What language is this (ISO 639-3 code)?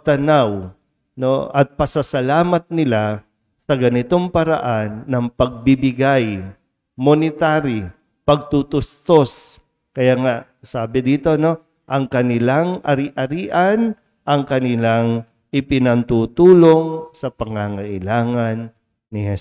fil